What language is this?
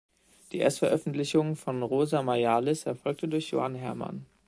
German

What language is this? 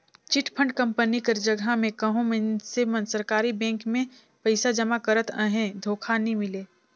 Chhattisgarhi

